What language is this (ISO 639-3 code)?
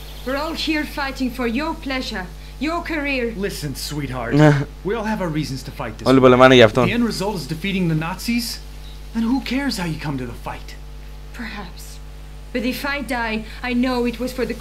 ell